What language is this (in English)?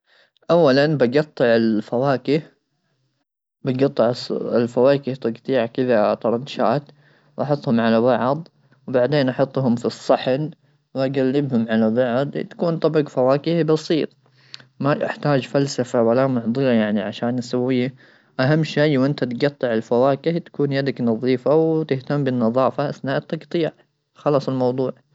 Gulf Arabic